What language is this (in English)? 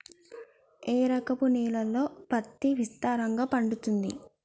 Telugu